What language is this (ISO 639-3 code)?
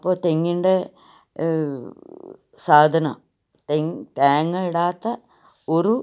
mal